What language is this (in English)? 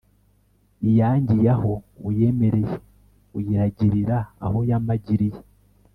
Kinyarwanda